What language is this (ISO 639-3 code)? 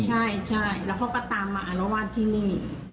tha